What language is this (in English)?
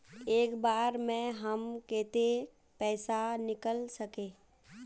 Magahi